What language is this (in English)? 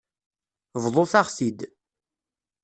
Kabyle